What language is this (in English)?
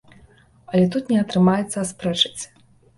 Belarusian